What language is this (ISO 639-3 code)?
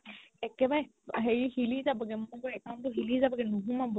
asm